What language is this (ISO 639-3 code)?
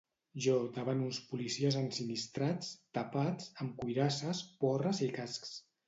cat